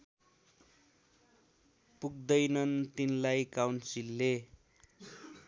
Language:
Nepali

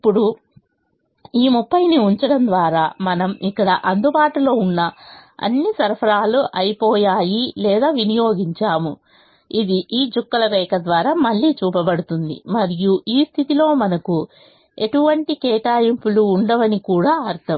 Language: Telugu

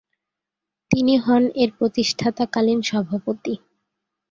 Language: Bangla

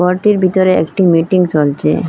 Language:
Bangla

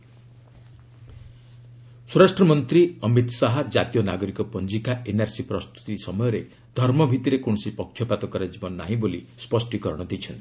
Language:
Odia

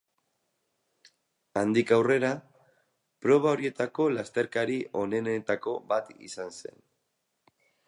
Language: Basque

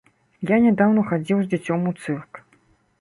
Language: Belarusian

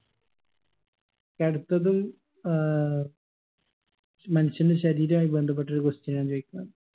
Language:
Malayalam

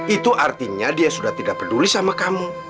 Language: Indonesian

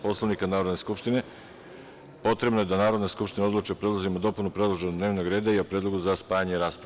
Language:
Serbian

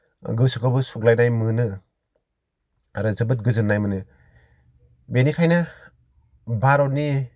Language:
Bodo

